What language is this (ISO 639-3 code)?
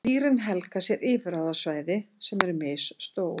isl